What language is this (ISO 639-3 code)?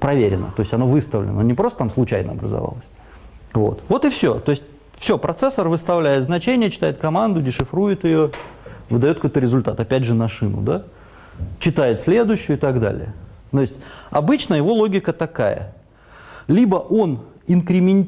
rus